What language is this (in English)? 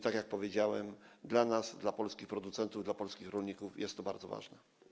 Polish